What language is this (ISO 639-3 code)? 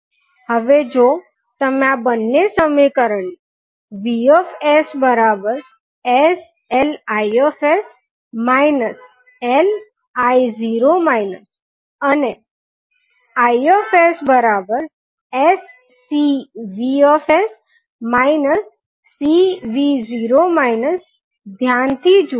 guj